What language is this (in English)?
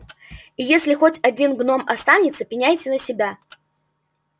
Russian